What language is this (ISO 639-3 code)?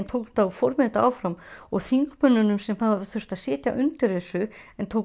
isl